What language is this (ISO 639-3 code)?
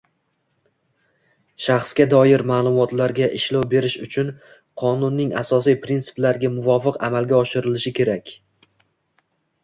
uzb